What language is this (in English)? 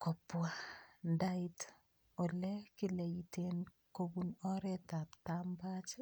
Kalenjin